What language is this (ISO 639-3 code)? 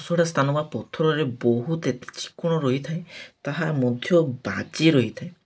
ori